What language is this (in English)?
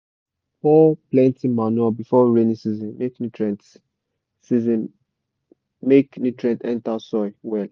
Nigerian Pidgin